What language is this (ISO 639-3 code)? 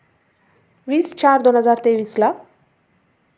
mar